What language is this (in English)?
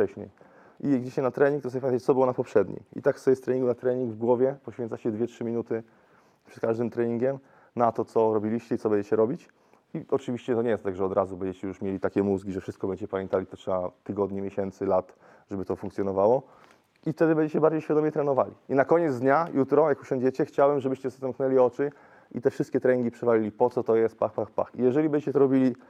Polish